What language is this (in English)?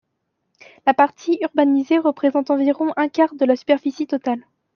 French